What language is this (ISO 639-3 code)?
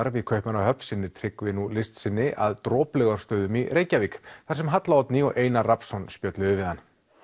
isl